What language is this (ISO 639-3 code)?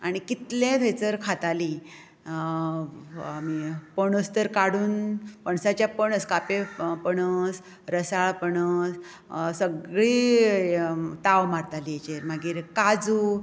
kok